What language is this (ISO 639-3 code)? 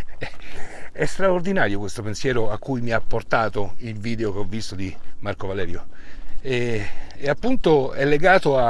ita